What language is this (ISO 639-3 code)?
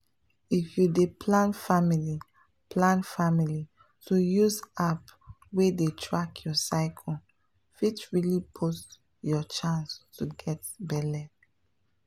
pcm